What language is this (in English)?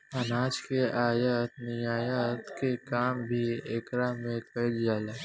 Bhojpuri